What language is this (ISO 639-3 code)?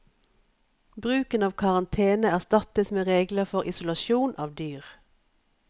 nor